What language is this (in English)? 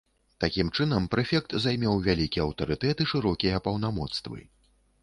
Belarusian